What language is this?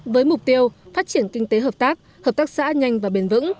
Vietnamese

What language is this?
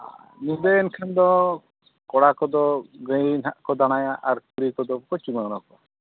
Santali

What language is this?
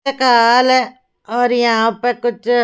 Hindi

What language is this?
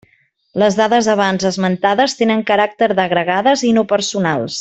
Catalan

